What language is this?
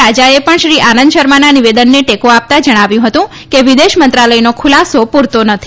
Gujarati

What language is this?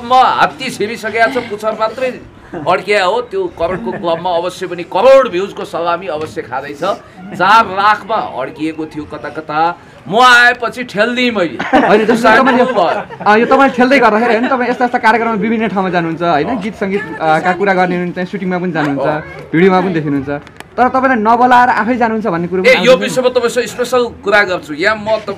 Thai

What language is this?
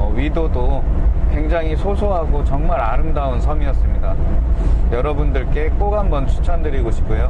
Korean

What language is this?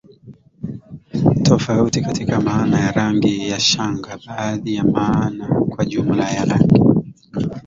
Swahili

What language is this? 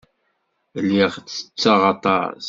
Kabyle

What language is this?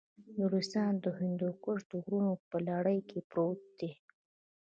Pashto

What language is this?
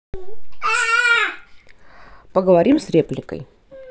Russian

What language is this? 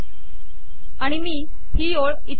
Marathi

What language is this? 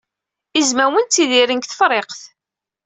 Kabyle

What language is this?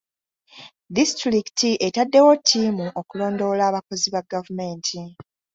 Ganda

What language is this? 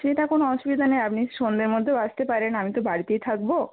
Bangla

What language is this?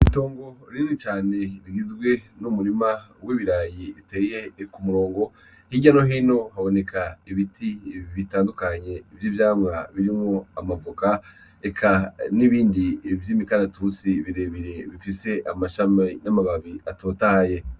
Rundi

